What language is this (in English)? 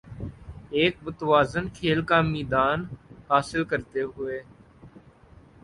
Urdu